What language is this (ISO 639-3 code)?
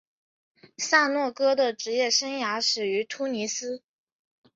zho